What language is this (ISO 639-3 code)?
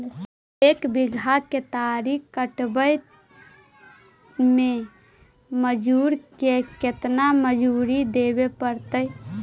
mag